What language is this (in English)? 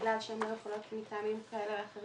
Hebrew